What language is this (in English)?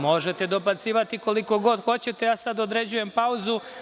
Serbian